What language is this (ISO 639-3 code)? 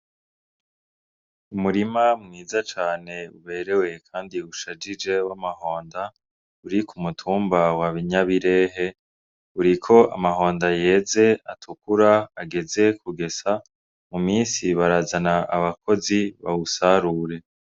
run